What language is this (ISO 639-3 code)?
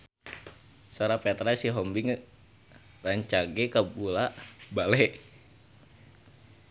sun